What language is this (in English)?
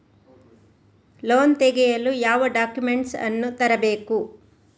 Kannada